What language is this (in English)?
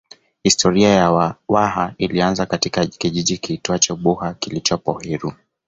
Swahili